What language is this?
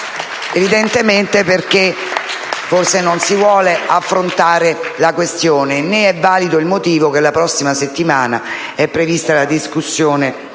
Italian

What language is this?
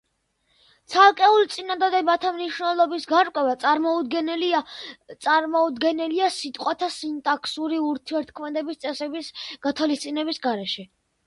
Georgian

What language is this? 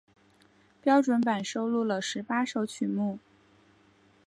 Chinese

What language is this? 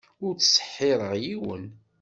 Kabyle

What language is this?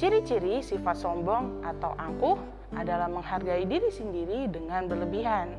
Indonesian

